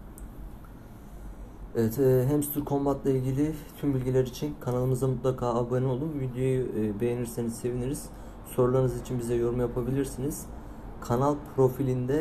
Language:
Turkish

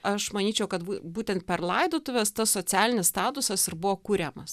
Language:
Lithuanian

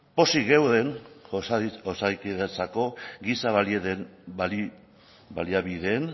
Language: Basque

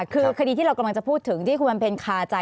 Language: Thai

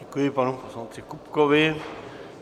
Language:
Czech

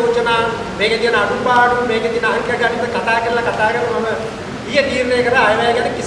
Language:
Indonesian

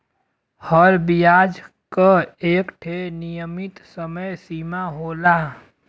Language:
Bhojpuri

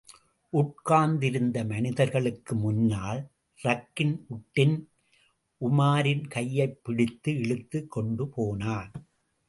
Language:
Tamil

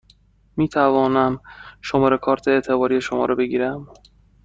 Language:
Persian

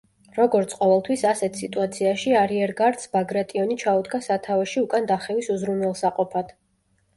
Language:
Georgian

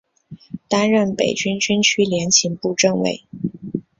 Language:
Chinese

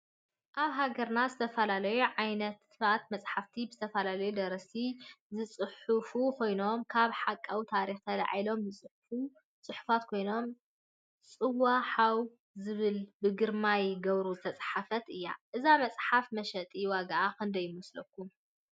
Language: Tigrinya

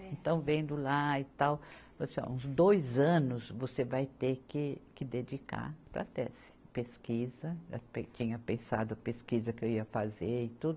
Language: Portuguese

